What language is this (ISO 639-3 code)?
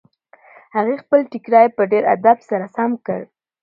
pus